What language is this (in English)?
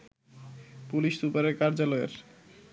Bangla